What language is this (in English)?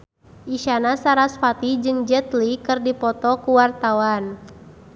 Sundanese